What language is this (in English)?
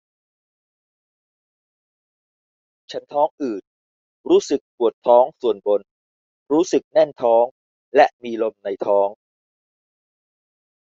Thai